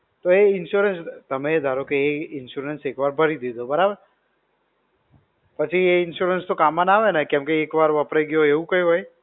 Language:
Gujarati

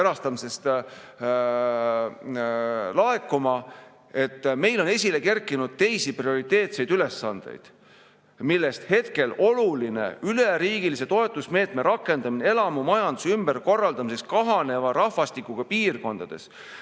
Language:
Estonian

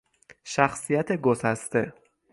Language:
Persian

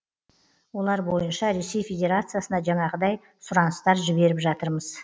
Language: Kazakh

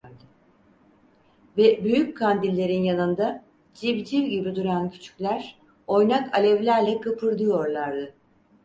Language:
Turkish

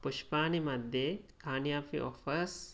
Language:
Sanskrit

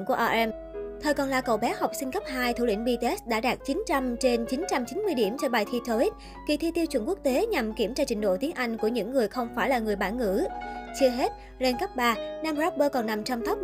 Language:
Vietnamese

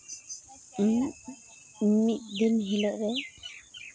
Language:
Santali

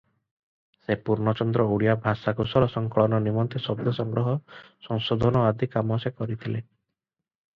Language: Odia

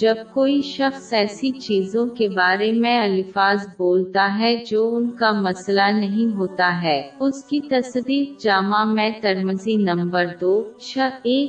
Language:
Urdu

